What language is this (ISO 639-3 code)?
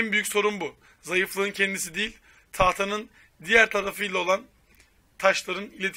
tur